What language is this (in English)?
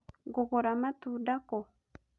Kikuyu